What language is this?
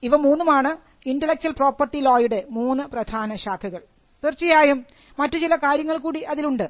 Malayalam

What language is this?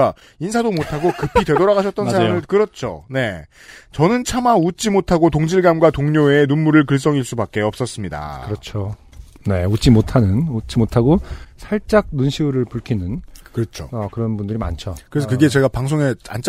Korean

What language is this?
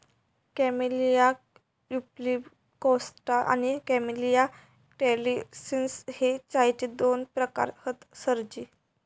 Marathi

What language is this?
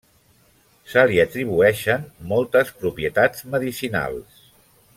Catalan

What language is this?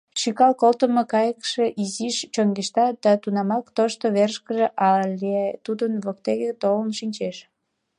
Mari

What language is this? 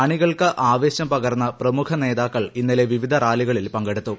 Malayalam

